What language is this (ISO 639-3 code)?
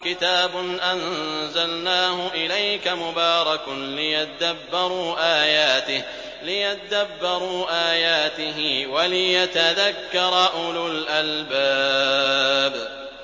ara